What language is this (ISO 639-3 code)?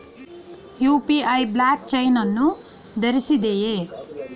kan